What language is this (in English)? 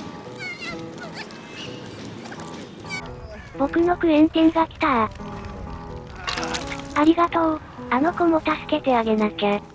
Japanese